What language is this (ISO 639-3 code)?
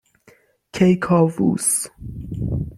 fas